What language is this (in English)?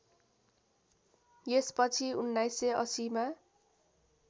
Nepali